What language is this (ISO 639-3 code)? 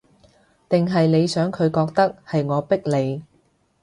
yue